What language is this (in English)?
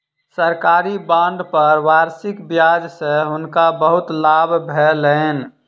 Maithili